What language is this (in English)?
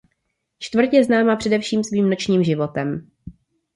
Czech